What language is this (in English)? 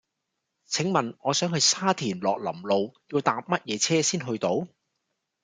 Cantonese